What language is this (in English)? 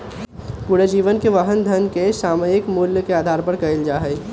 Magahi